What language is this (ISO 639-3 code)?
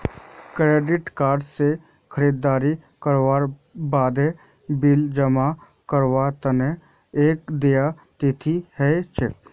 mag